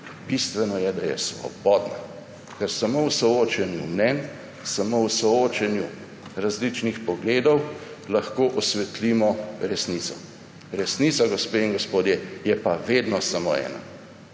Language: Slovenian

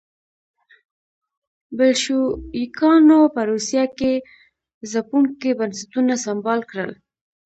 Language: Pashto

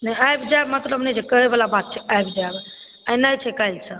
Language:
Maithili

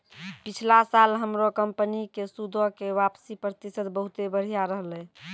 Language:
Maithili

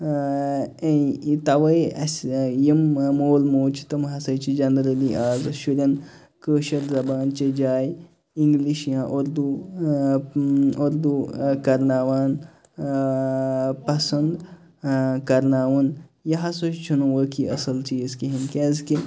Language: Kashmiri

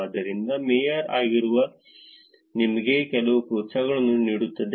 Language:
Kannada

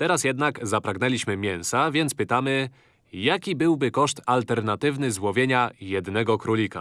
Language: Polish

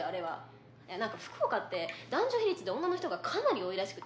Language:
Japanese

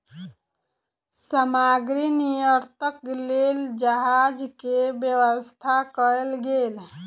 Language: Maithili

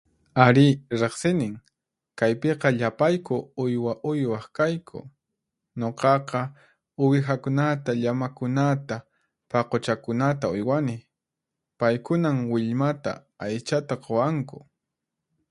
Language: Puno Quechua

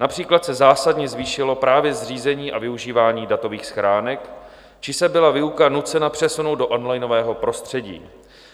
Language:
Czech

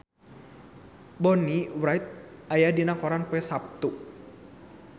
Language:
Sundanese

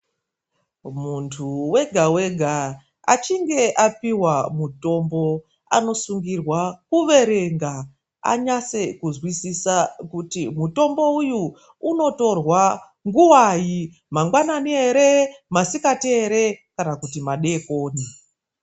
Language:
Ndau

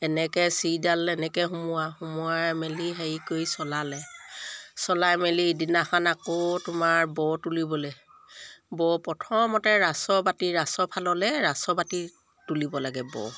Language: Assamese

